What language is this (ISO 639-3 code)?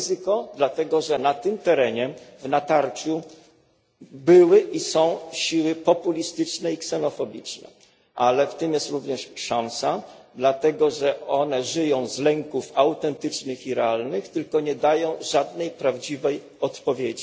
pol